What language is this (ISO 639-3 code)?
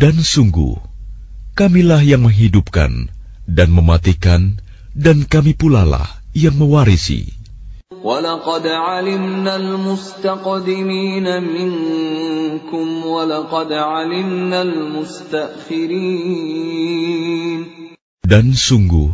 ara